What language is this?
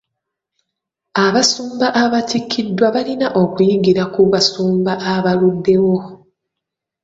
Ganda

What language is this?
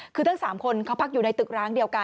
Thai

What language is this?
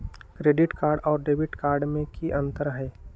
Magahi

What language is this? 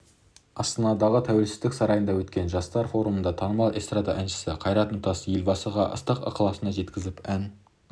Kazakh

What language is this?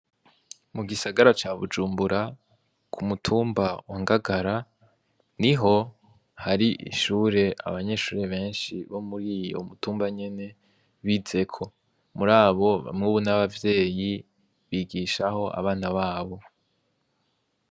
Rundi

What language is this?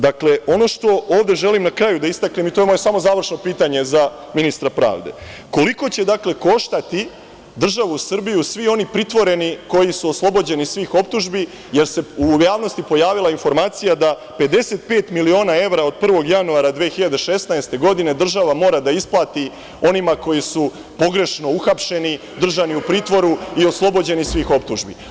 Serbian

